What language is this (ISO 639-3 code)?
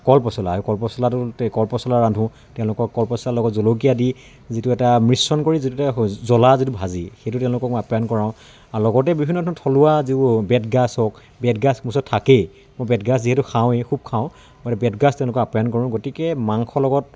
asm